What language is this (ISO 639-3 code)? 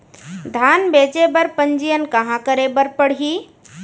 hne